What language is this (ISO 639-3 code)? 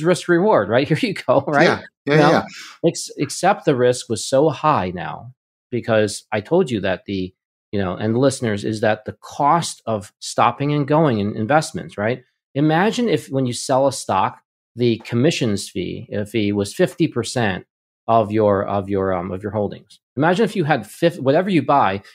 eng